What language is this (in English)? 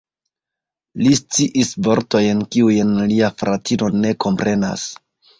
Esperanto